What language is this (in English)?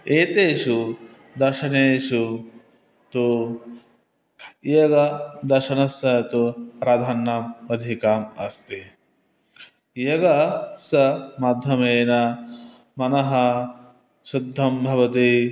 Sanskrit